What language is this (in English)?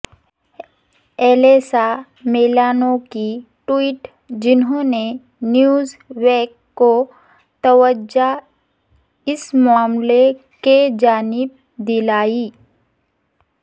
Urdu